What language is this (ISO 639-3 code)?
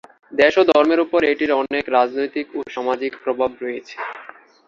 ben